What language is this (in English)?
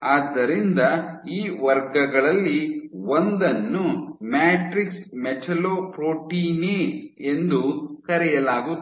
Kannada